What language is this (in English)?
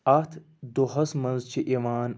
Kashmiri